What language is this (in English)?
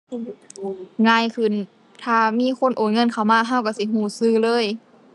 Thai